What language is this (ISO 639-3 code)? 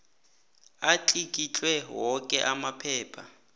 nbl